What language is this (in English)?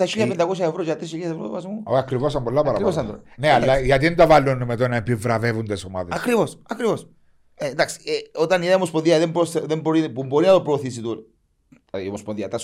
Greek